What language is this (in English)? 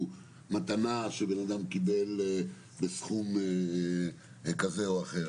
Hebrew